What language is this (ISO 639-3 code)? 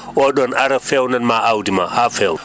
ful